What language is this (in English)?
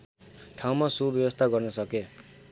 Nepali